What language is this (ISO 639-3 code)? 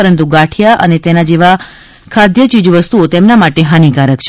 guj